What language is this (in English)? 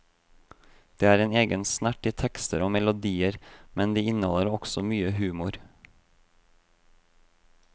Norwegian